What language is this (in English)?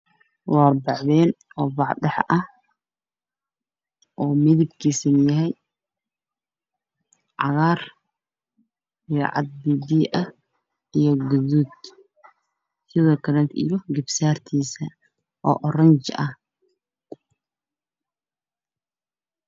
Somali